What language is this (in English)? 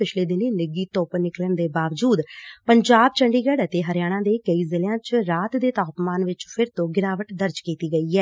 Punjabi